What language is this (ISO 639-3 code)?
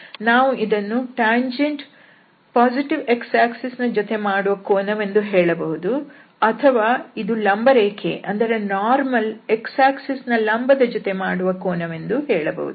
kan